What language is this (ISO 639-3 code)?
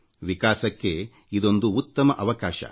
kan